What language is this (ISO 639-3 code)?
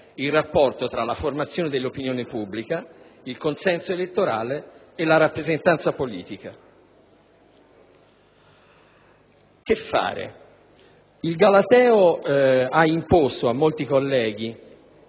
ita